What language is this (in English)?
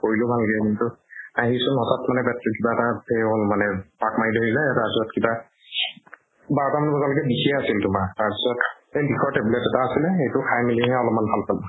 Assamese